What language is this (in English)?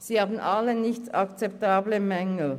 Swiss German